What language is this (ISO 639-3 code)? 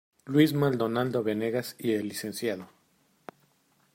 spa